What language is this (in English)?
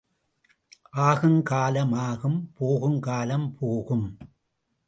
Tamil